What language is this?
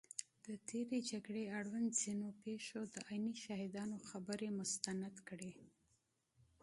Pashto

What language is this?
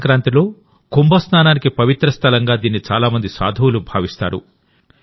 Telugu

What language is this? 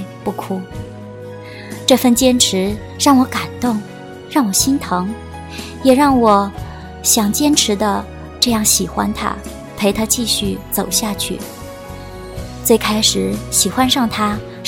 Chinese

